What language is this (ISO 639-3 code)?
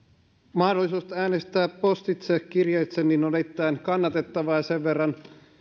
fin